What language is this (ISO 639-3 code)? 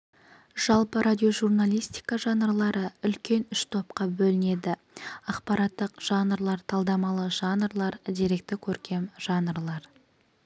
kaz